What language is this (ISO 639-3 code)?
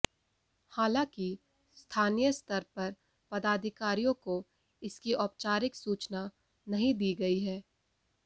hin